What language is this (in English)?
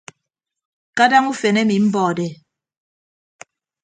Ibibio